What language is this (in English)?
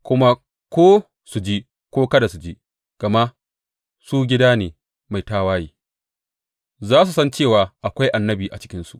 Hausa